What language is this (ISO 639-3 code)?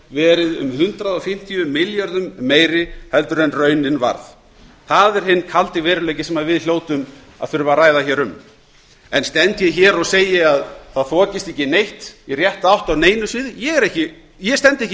isl